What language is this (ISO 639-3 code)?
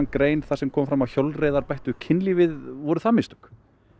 isl